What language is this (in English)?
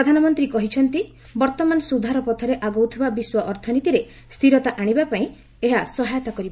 Odia